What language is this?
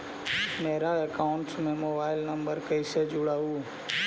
Magahi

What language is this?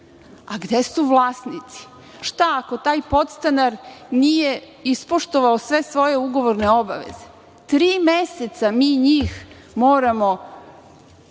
Serbian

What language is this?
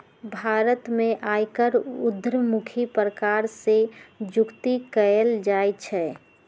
Magahi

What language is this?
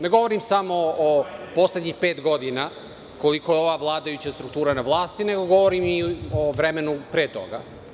Serbian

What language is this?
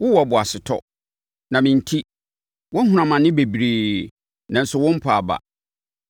Akan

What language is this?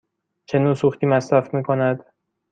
Persian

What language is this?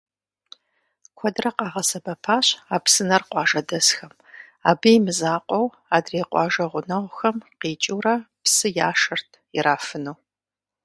Kabardian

